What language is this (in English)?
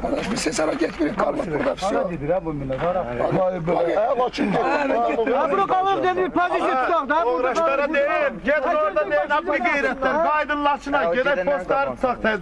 Turkish